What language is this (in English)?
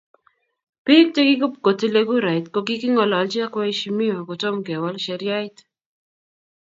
Kalenjin